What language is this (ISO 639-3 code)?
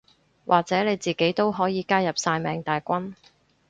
yue